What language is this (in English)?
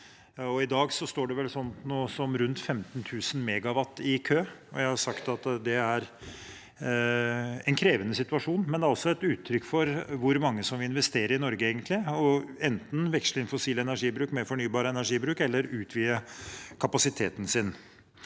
Norwegian